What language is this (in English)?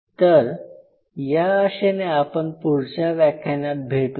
Marathi